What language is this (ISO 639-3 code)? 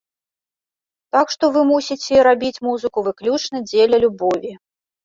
bel